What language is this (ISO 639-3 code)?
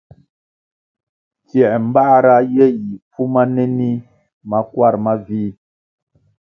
nmg